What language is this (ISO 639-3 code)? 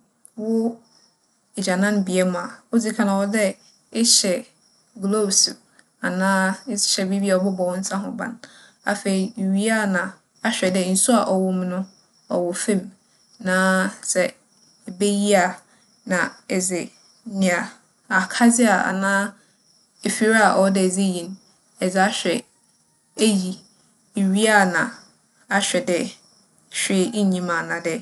aka